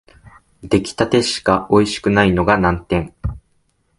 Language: Japanese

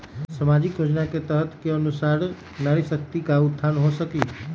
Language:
Magahi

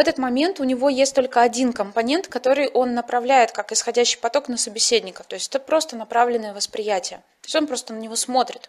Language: Russian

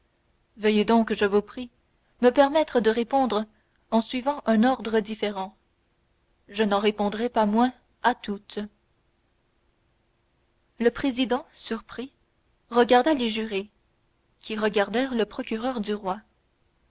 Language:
French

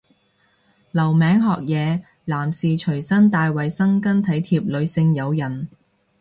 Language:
Cantonese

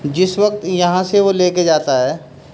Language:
Urdu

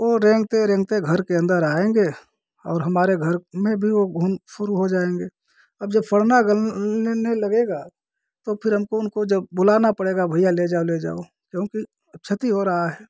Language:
Hindi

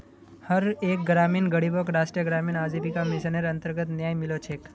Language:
Magahi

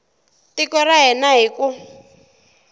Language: Tsonga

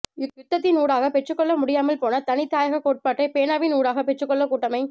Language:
Tamil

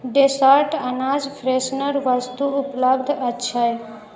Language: Maithili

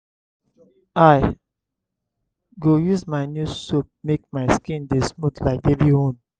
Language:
Nigerian Pidgin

